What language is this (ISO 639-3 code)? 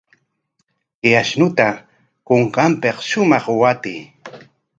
qwa